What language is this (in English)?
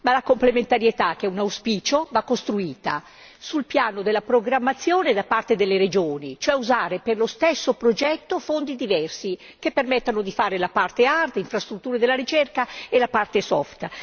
Italian